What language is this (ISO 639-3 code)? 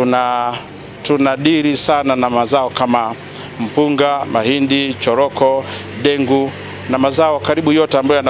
swa